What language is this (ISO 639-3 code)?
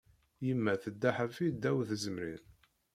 kab